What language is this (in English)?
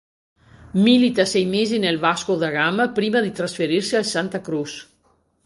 Italian